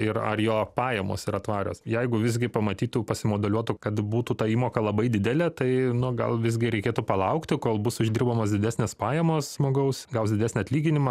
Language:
Lithuanian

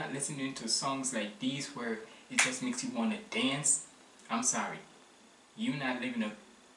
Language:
English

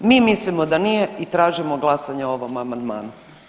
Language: Croatian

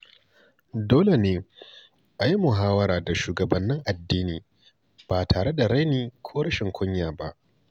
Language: Hausa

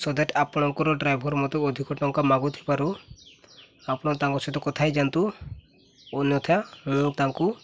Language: Odia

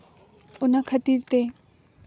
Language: Santali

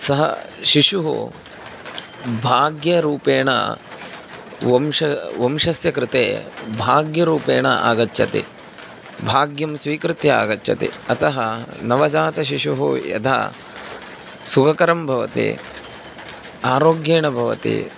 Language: Sanskrit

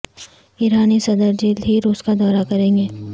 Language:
Urdu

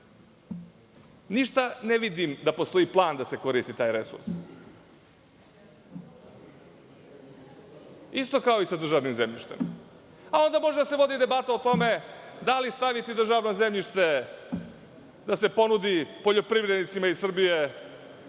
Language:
Serbian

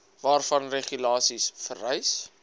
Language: Afrikaans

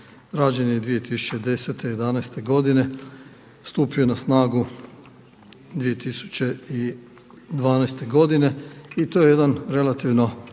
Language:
Croatian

